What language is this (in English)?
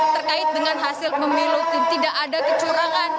Indonesian